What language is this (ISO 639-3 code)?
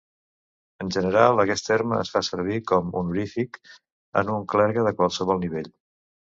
cat